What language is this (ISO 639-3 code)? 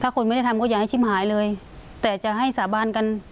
tha